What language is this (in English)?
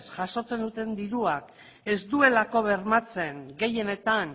Basque